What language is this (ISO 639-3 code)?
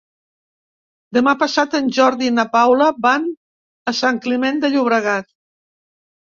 cat